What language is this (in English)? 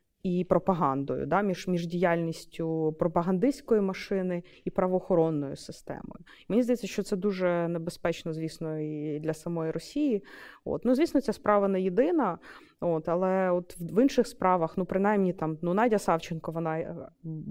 Ukrainian